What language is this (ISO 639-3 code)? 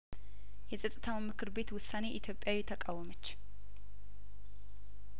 amh